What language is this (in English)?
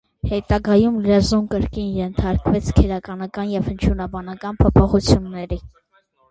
Armenian